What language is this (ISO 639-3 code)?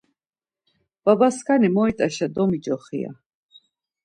lzz